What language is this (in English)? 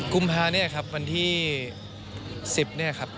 Thai